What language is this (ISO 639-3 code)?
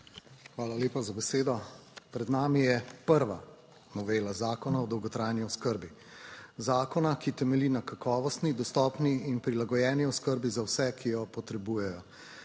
slv